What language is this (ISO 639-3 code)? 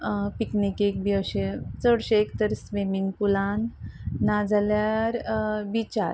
kok